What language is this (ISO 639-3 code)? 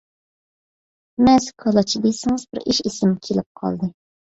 uig